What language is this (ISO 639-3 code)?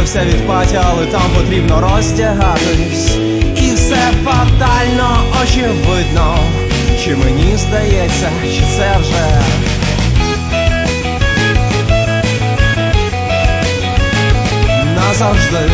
ukr